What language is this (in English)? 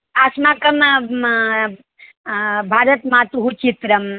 Sanskrit